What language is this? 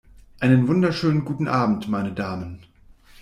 German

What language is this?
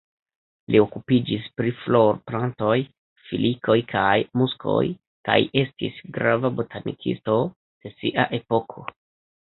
Esperanto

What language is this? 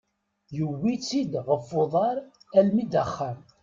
Kabyle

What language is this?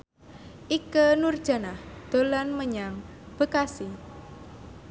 Javanese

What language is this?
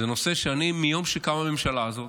Hebrew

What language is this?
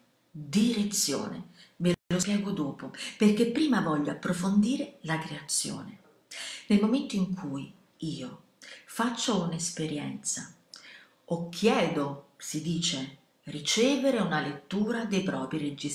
Italian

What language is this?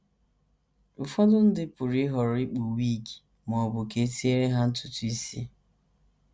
Igbo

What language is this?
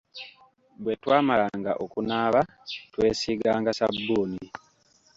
Ganda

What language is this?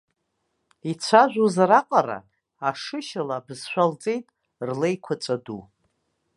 Abkhazian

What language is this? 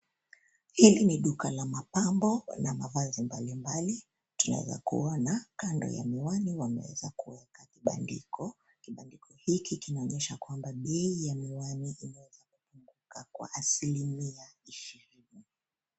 Swahili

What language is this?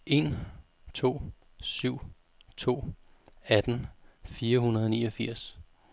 Danish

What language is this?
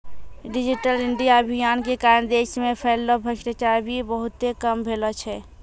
Maithili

